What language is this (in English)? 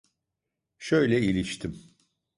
Turkish